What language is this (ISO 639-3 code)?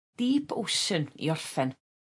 cym